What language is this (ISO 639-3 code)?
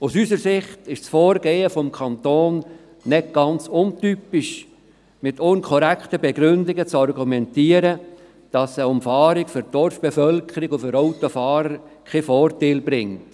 gsw